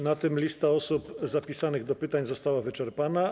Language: Polish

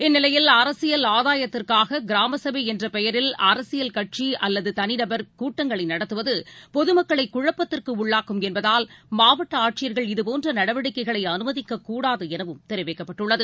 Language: Tamil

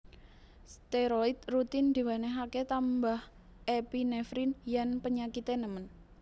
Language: Javanese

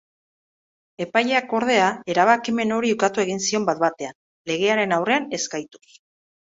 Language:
Basque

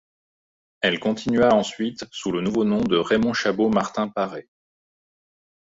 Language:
French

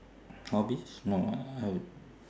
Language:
English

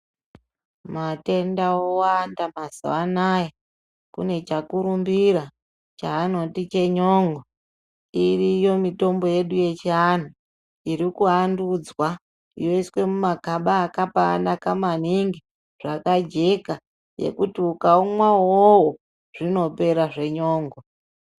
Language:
Ndau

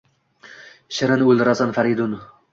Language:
Uzbek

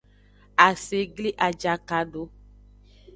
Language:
Aja (Benin)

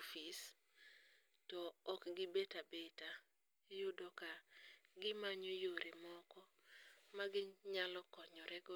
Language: Luo (Kenya and Tanzania)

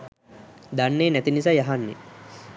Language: Sinhala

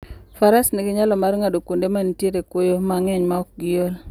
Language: Luo (Kenya and Tanzania)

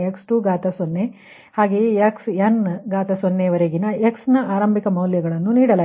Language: Kannada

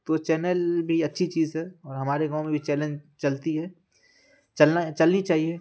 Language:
Urdu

